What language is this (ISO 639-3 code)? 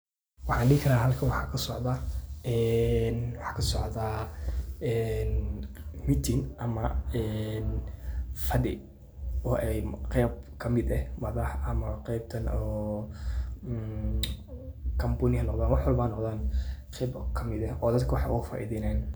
som